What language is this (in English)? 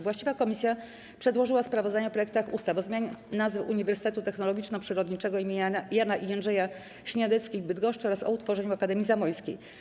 Polish